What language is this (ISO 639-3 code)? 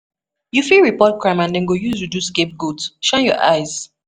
pcm